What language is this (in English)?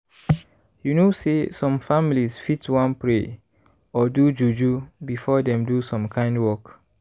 Nigerian Pidgin